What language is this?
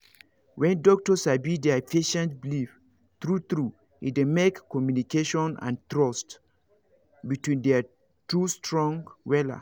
Nigerian Pidgin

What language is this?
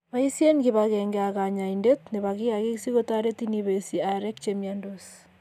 Kalenjin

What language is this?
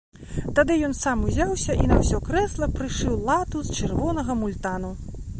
Belarusian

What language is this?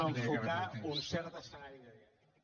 Catalan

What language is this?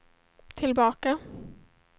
Swedish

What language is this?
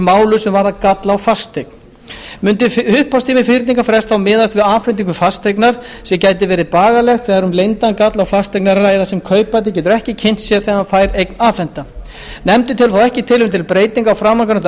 Icelandic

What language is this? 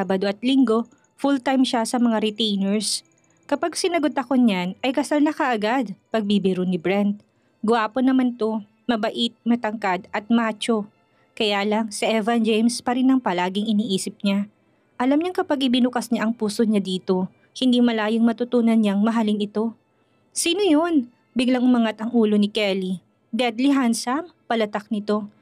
Filipino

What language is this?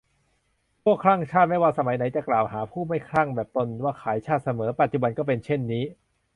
Thai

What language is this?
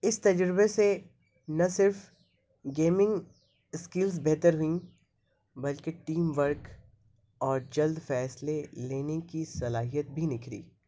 Urdu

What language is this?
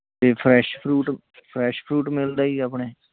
Punjabi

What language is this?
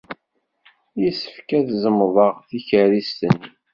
Kabyle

